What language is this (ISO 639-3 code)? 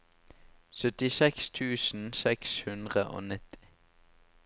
nor